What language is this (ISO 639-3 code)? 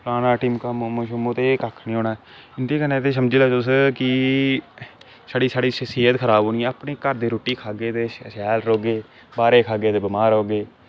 doi